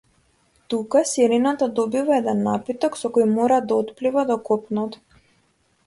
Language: Macedonian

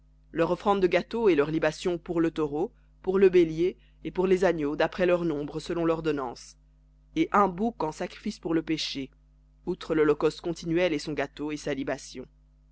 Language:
French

